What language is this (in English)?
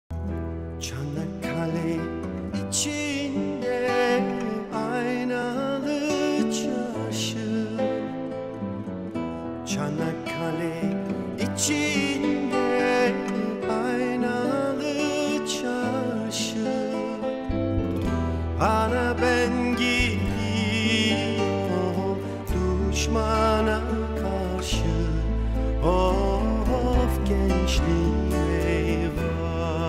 Korean